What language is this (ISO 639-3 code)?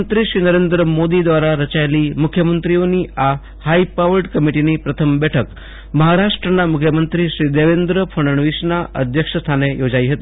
guj